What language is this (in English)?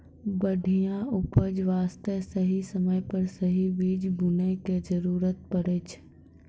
Maithili